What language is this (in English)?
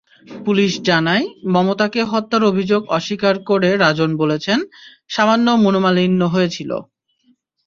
Bangla